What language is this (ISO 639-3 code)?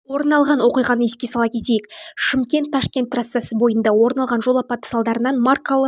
kaz